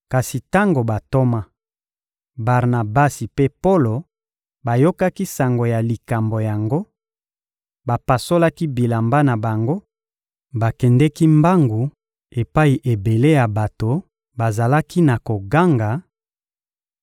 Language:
Lingala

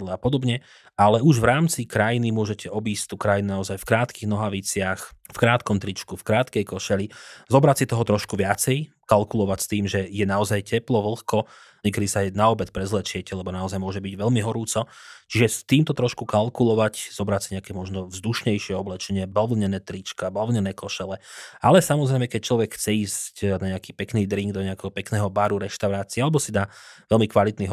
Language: Slovak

